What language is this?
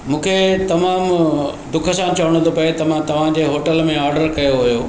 Sindhi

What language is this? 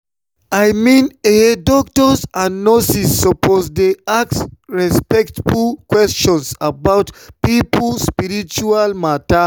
Nigerian Pidgin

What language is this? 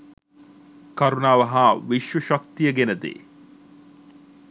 Sinhala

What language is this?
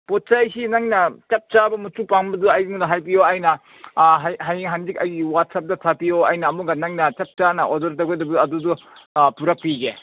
Manipuri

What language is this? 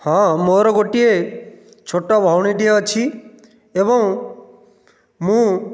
Odia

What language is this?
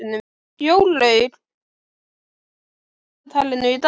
Icelandic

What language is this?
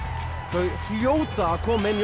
Icelandic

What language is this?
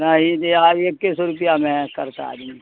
Urdu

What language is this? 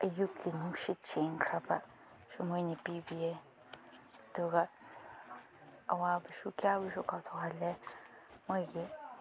Manipuri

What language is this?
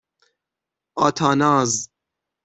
Persian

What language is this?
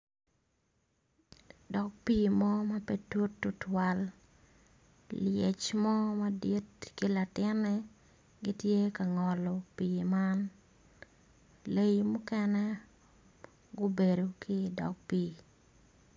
Acoli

